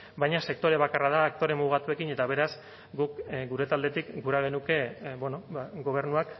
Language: Basque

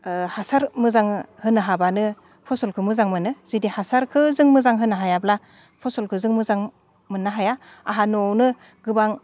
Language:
Bodo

